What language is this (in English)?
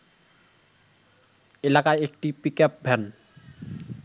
Bangla